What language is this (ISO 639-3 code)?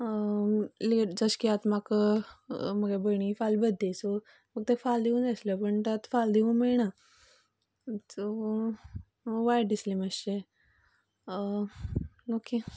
kok